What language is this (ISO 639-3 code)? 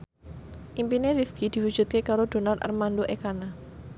jav